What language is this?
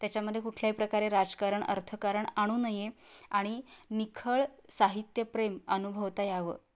Marathi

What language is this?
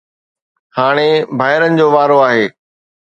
Sindhi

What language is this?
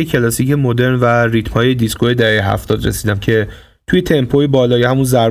Persian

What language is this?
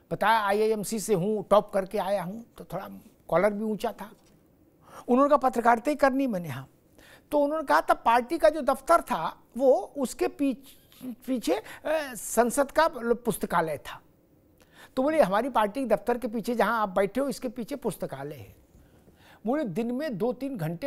Hindi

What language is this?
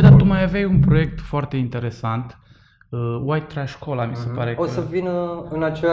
Romanian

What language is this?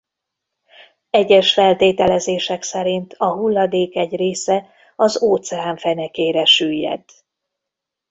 Hungarian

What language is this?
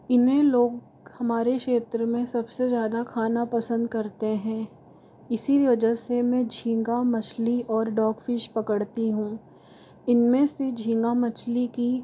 Hindi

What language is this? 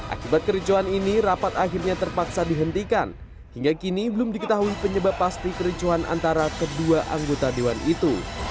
Indonesian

